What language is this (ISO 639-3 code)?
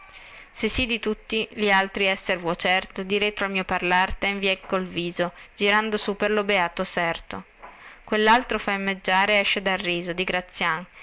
ita